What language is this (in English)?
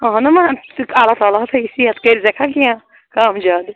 Kashmiri